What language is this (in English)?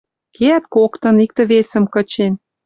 Western Mari